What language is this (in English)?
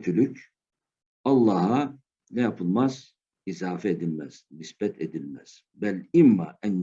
Turkish